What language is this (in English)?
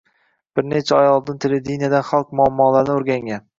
Uzbek